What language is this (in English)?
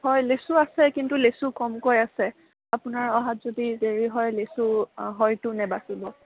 Assamese